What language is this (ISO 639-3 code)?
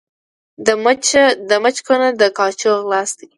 pus